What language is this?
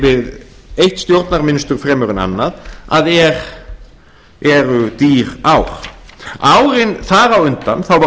Icelandic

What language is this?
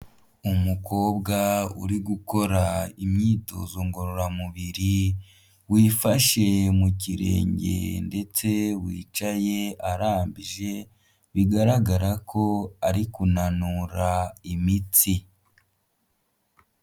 Kinyarwanda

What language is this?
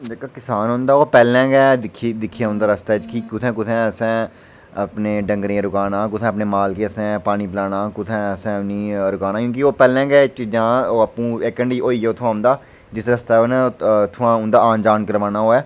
Dogri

